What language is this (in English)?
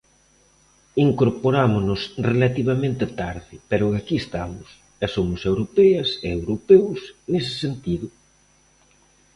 Galician